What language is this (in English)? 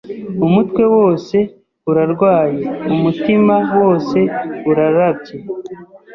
Kinyarwanda